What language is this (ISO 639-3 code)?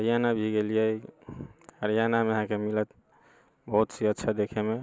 mai